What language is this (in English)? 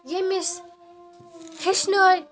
Kashmiri